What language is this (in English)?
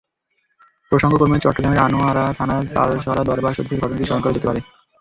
Bangla